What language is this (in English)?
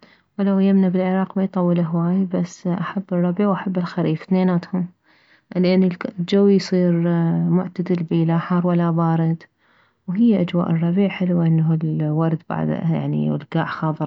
Mesopotamian Arabic